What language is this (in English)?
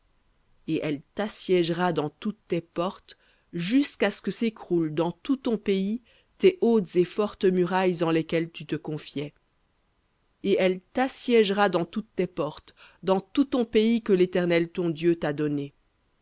French